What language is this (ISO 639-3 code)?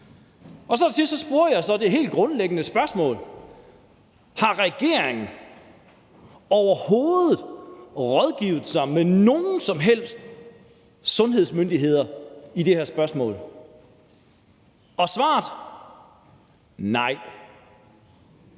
dan